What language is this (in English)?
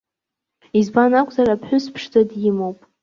Abkhazian